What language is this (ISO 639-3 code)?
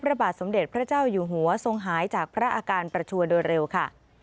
tha